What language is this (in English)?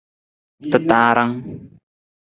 Nawdm